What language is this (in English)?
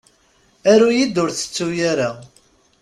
Kabyle